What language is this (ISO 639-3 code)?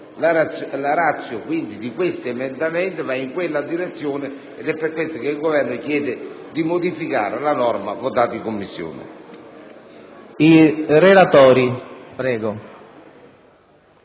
ita